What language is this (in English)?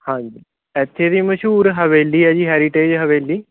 Punjabi